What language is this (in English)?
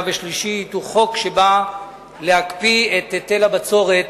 Hebrew